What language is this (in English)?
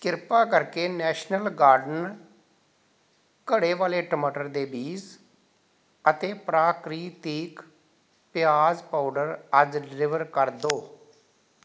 Punjabi